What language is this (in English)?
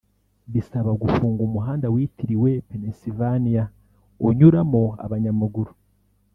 Kinyarwanda